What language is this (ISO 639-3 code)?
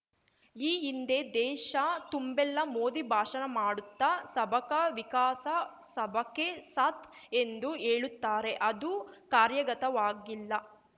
kan